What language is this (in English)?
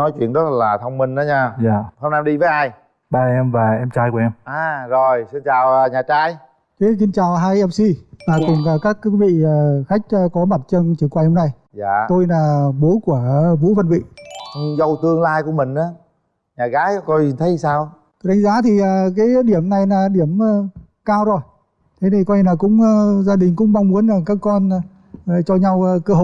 Vietnamese